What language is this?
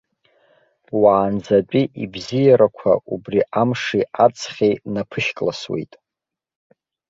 Abkhazian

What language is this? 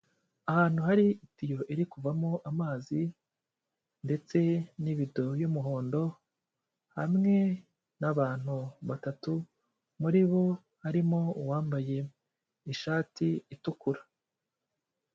Kinyarwanda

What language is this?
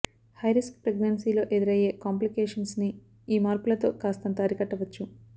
Telugu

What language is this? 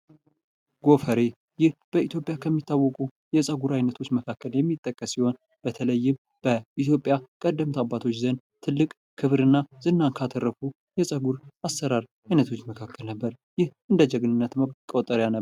Amharic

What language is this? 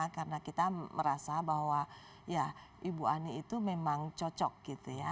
Indonesian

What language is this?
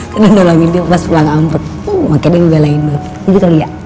Indonesian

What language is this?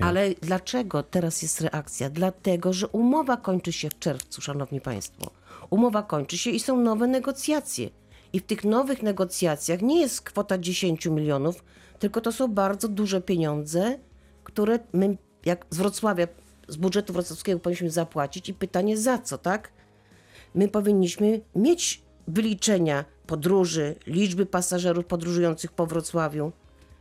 Polish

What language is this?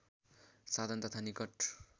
Nepali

